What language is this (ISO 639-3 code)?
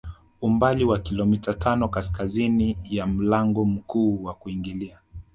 swa